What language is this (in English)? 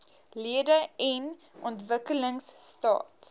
Afrikaans